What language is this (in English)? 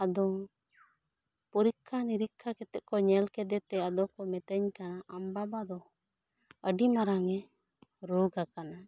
Santali